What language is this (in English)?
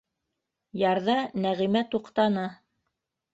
Bashkir